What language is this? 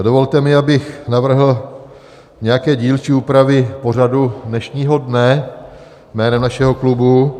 Czech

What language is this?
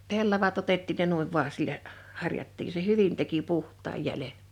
Finnish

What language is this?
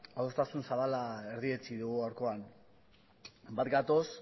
Basque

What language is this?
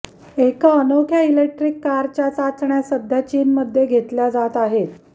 Marathi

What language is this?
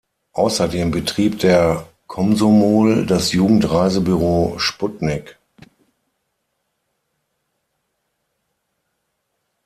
German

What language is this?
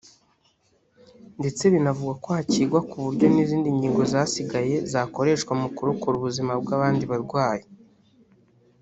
Kinyarwanda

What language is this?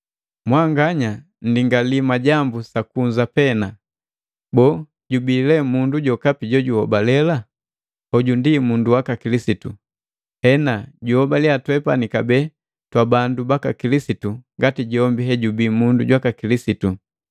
Matengo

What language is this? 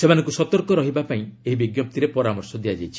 Odia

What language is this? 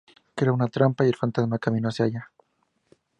Spanish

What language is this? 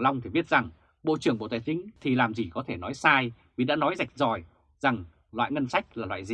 Vietnamese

